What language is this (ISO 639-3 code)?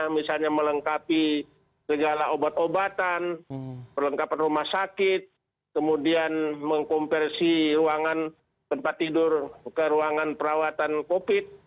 ind